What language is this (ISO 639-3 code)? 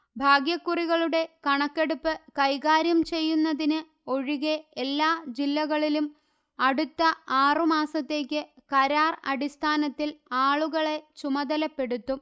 mal